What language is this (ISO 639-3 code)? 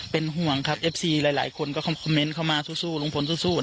tha